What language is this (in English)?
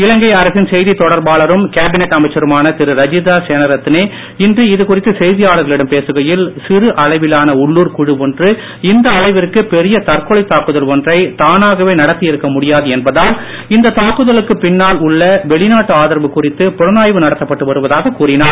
Tamil